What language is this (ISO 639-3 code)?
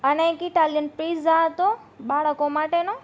guj